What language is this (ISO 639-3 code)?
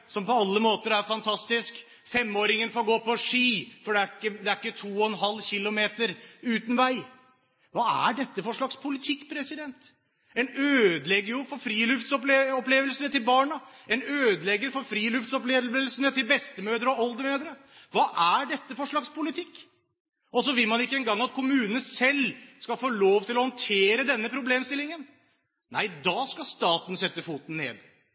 nob